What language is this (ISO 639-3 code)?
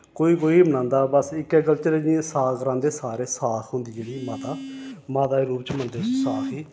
doi